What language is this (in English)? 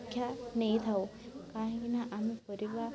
Odia